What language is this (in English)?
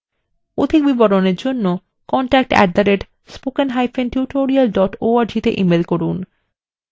Bangla